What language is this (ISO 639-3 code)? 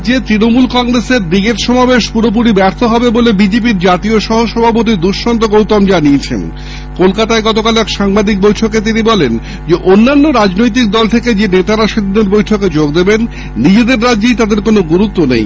ben